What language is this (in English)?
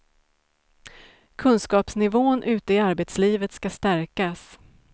Swedish